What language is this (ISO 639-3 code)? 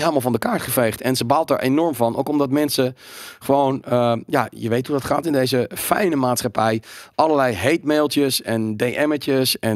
nld